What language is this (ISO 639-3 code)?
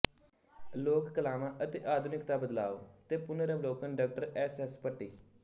pan